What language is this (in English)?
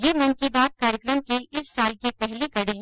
Hindi